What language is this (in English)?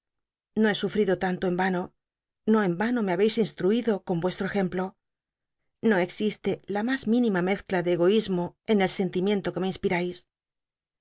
Spanish